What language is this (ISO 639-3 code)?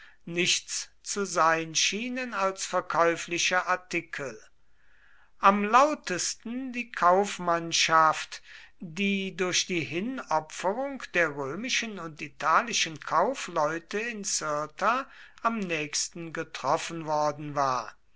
deu